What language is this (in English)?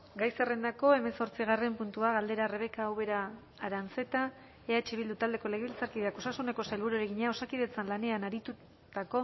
Basque